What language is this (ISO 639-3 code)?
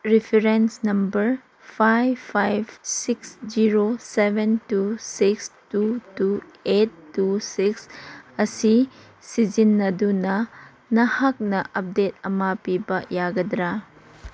mni